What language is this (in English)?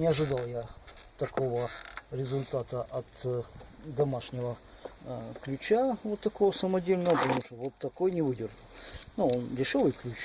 Russian